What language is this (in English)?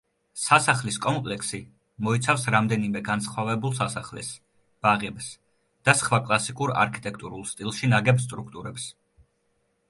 Georgian